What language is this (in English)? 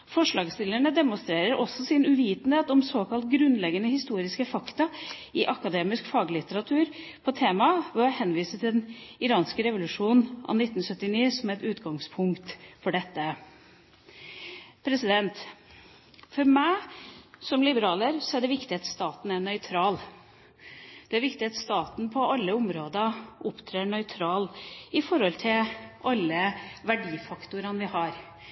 Norwegian Bokmål